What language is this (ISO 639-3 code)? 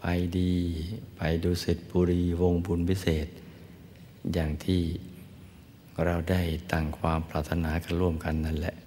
tha